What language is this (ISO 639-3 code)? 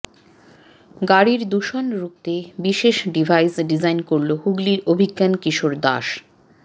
ben